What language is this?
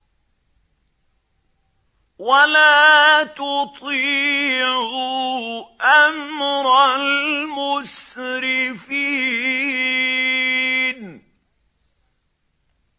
Arabic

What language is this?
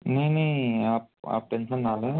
Hindi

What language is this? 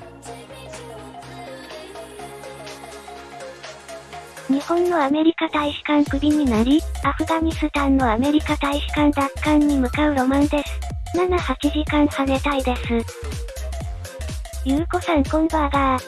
Japanese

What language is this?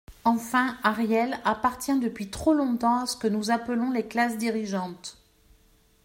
French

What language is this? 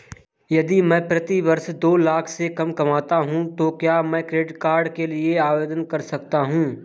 Hindi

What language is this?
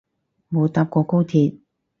Cantonese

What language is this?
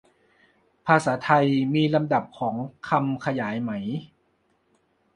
Thai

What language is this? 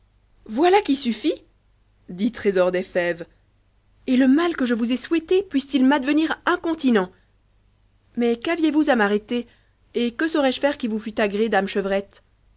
French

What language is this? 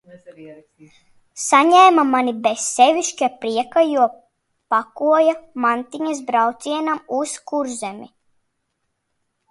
Latvian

